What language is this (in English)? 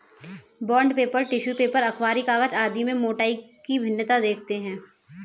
Hindi